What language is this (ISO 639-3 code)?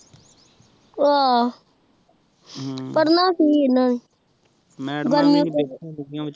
pan